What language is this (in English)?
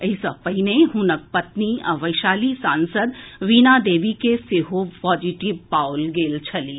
Maithili